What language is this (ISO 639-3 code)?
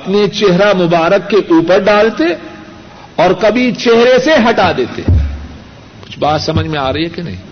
urd